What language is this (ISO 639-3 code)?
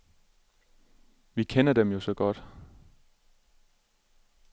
dan